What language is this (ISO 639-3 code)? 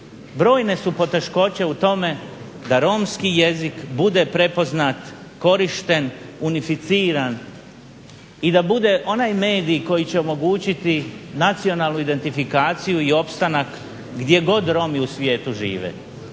hrv